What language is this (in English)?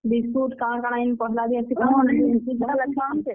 Odia